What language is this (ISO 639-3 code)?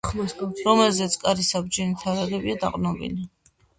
kat